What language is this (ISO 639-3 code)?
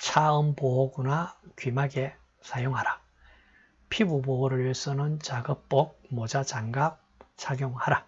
kor